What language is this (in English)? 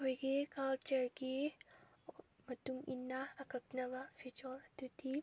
Manipuri